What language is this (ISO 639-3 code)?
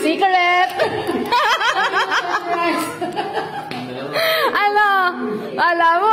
fil